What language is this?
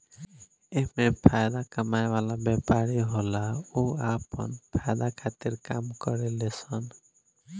Bhojpuri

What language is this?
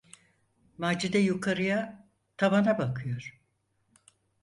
Turkish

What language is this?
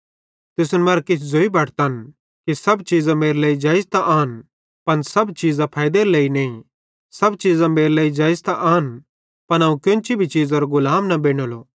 Bhadrawahi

